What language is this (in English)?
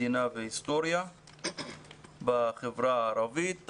Hebrew